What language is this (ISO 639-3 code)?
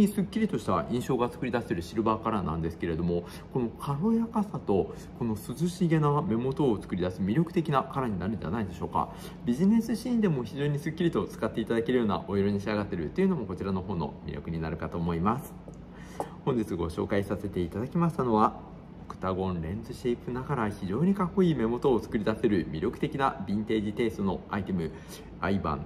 jpn